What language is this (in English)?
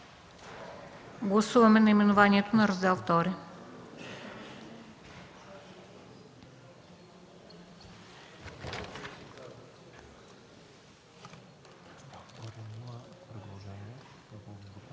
Bulgarian